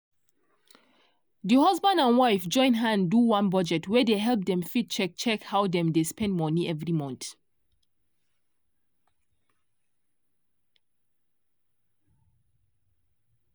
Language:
Nigerian Pidgin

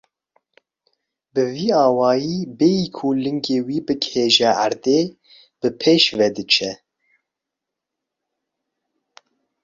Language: Kurdish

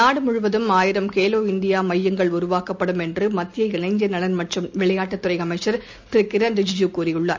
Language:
Tamil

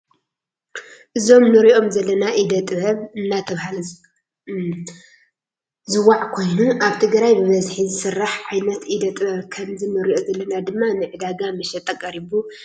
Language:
Tigrinya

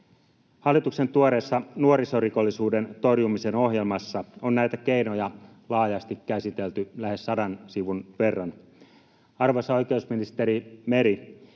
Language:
Finnish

